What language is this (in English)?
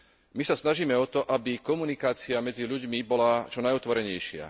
Slovak